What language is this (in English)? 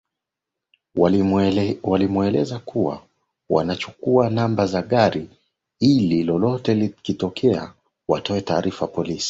Swahili